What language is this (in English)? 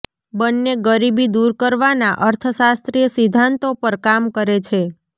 Gujarati